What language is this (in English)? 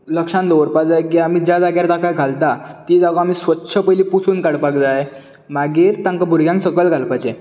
Konkani